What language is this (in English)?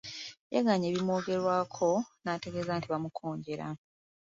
Ganda